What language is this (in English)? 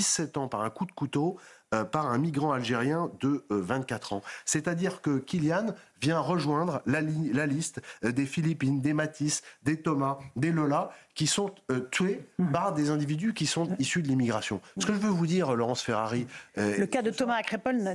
French